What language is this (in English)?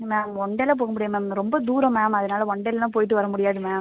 Tamil